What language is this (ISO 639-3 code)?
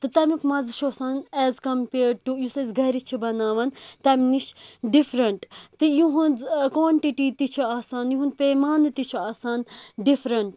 kas